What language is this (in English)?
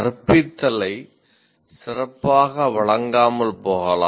Tamil